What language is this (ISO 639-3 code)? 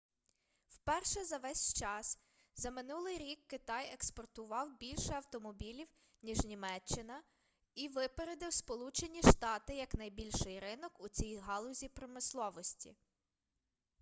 ukr